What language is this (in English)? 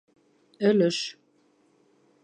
Bashkir